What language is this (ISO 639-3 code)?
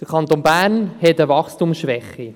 gsw